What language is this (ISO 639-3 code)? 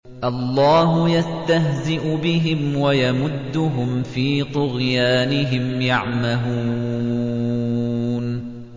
ara